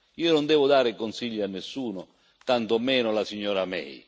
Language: Italian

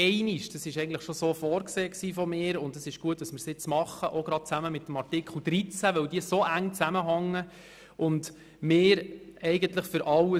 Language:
Swiss German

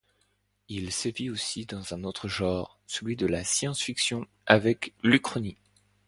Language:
French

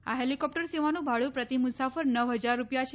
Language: Gujarati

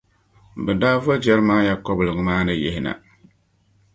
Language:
Dagbani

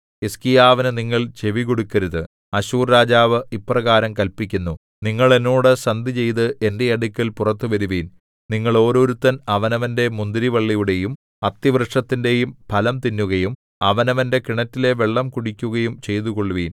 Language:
Malayalam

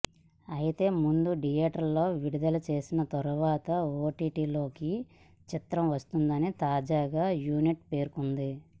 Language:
Telugu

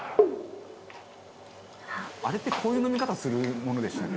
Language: Japanese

